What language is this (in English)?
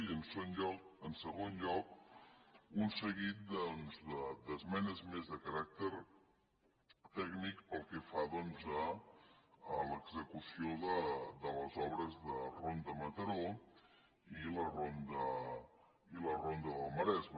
Catalan